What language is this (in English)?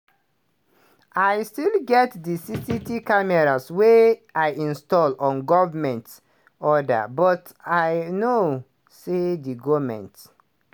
Nigerian Pidgin